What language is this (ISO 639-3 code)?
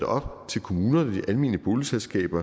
dan